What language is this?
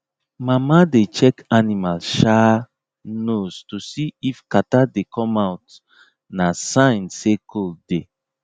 Nigerian Pidgin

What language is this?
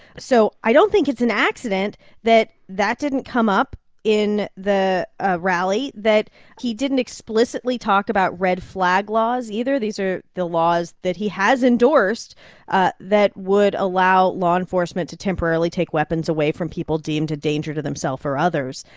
English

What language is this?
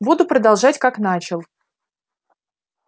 Russian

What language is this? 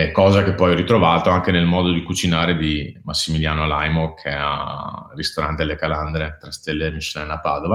Italian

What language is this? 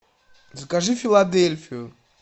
Russian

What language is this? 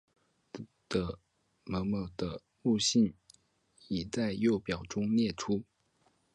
Chinese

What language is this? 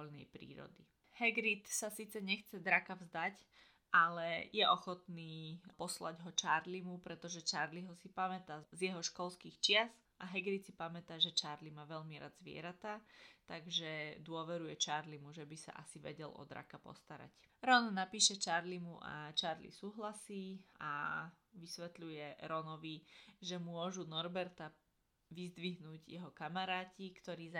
Slovak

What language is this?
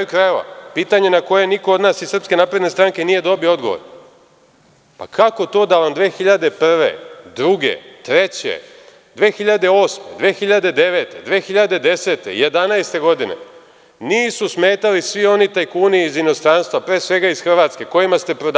Serbian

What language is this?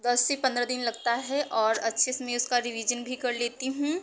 Hindi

